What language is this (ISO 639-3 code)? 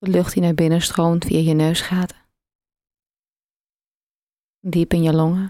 nld